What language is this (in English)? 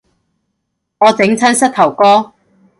Cantonese